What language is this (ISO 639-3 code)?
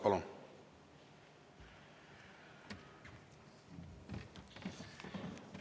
est